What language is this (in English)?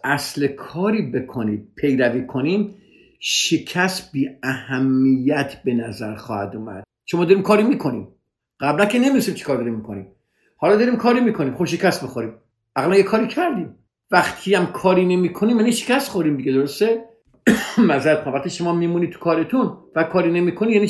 Persian